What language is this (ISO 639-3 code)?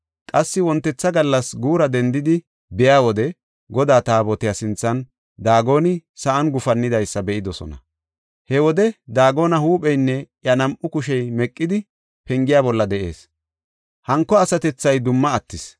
gof